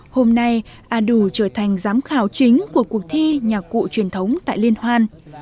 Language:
Vietnamese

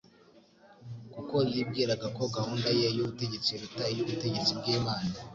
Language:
Kinyarwanda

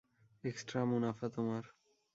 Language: Bangla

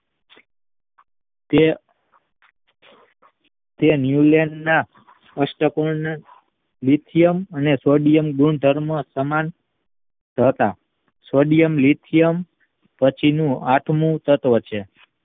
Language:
Gujarati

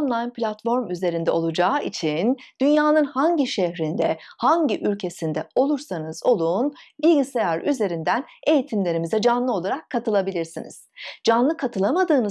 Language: Turkish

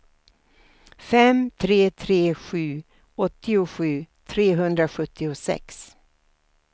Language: Swedish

